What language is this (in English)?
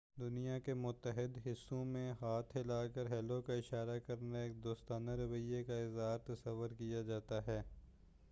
Urdu